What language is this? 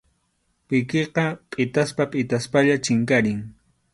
Arequipa-La Unión Quechua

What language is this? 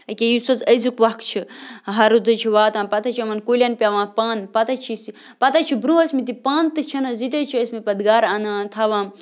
Kashmiri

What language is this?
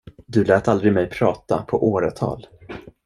Swedish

